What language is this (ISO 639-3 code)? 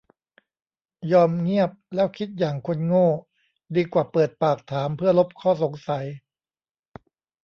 tha